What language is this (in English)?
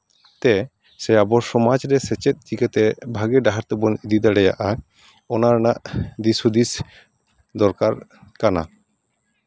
Santali